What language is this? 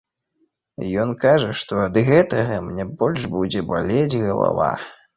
Belarusian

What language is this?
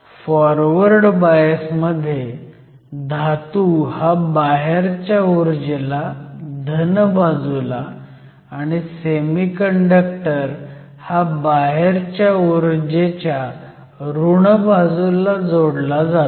Marathi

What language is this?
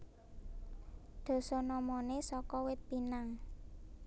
Javanese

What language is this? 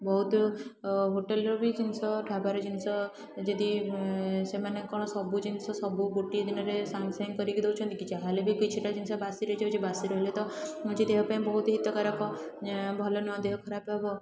Odia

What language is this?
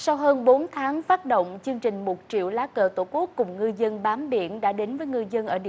Vietnamese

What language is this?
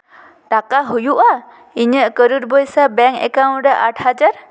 Santali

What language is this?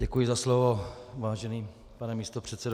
Czech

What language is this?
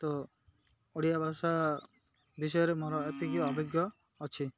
Odia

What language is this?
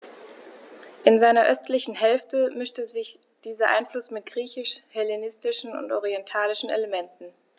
German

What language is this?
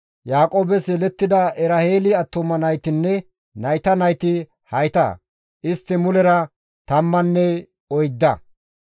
Gamo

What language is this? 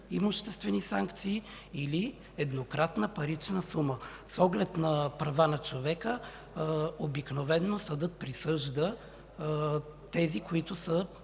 Bulgarian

